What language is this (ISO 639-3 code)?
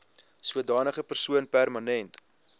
afr